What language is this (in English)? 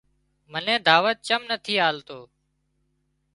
Wadiyara Koli